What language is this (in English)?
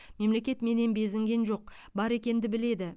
Kazakh